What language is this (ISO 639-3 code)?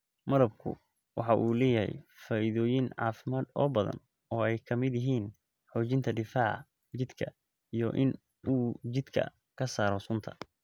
som